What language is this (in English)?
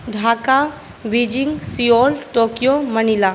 Maithili